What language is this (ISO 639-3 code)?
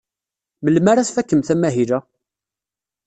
kab